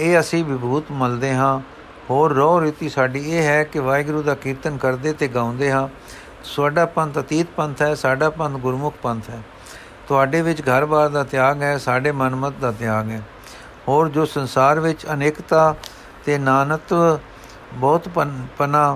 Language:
Punjabi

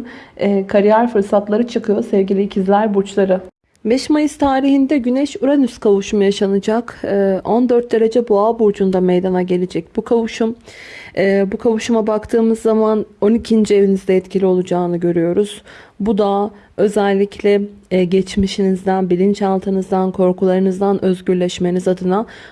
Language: Turkish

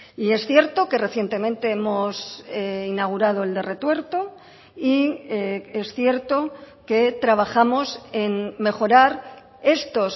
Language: Spanish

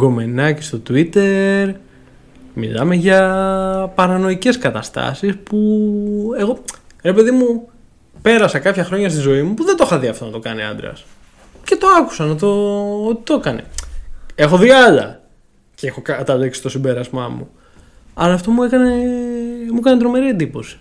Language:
Greek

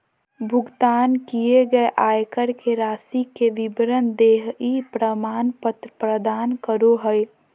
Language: Magahi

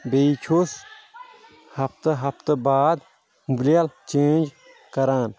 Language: Kashmiri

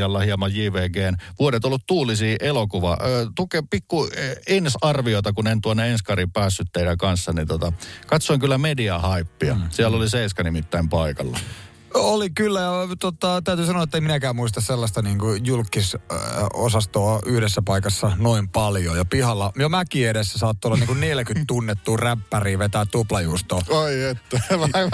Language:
Finnish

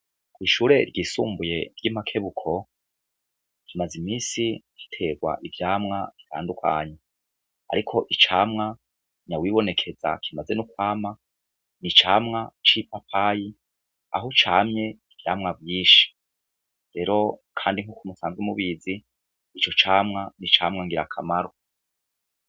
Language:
Rundi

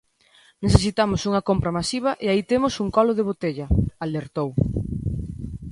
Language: Galician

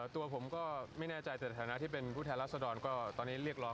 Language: Thai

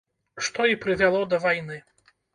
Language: Belarusian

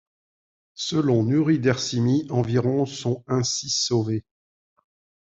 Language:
French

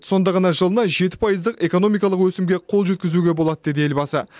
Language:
Kazakh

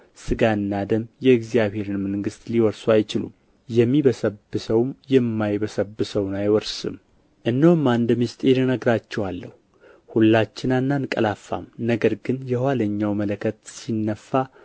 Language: Amharic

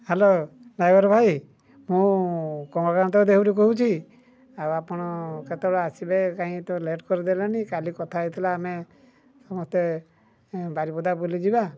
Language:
Odia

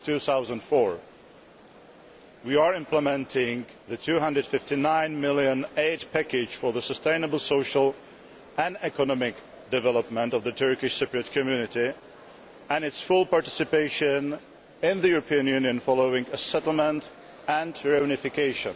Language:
English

